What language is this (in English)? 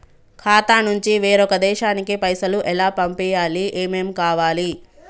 Telugu